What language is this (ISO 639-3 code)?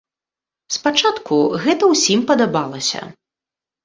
bel